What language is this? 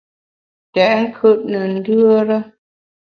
Bamun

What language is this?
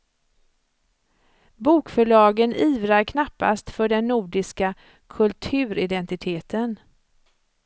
Swedish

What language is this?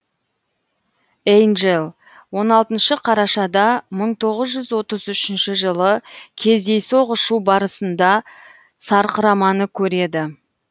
Kazakh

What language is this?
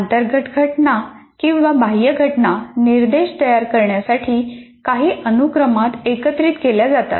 Marathi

